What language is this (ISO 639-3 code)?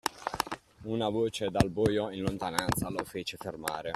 ita